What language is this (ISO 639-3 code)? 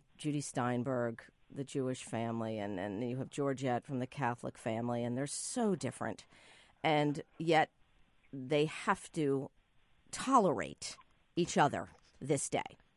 eng